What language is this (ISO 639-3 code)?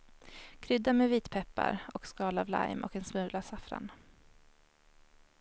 swe